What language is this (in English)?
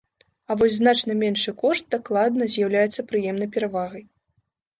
Belarusian